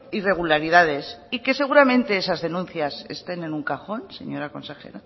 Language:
Spanish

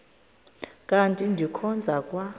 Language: Xhosa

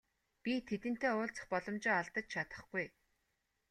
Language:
Mongolian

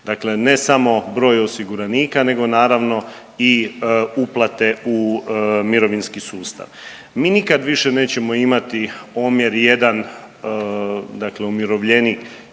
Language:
Croatian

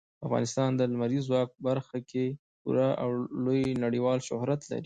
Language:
Pashto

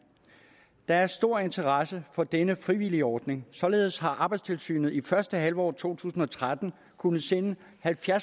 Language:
Danish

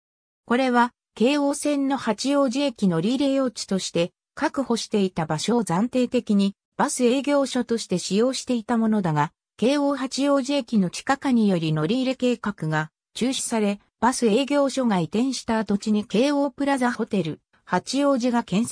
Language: Japanese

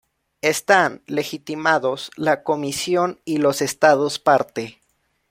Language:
Spanish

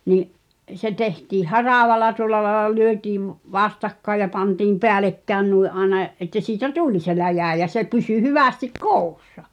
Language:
Finnish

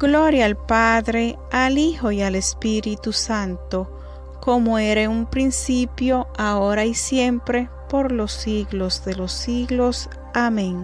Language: Spanish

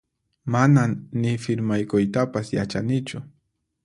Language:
Puno Quechua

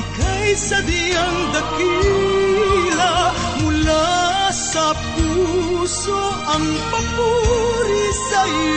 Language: Filipino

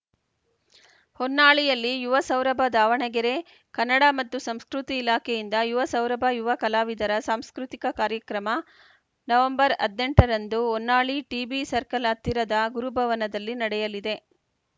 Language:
Kannada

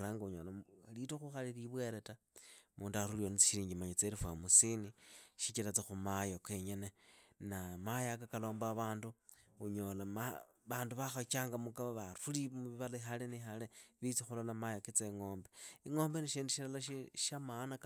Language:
Idakho-Isukha-Tiriki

